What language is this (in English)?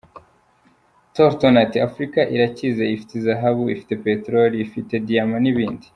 Kinyarwanda